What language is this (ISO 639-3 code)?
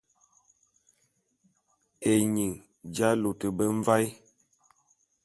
bum